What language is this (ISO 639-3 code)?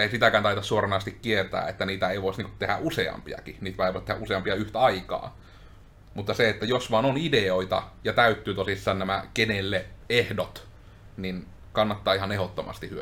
fin